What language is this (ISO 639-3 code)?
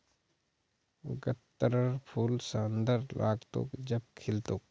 mag